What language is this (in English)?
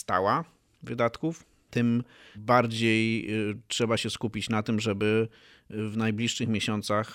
Polish